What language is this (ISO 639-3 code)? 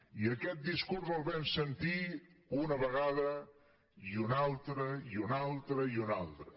cat